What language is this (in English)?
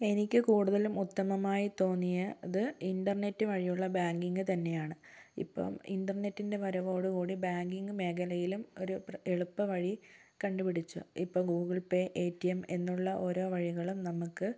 Malayalam